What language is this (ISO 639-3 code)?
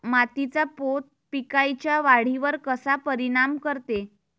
mar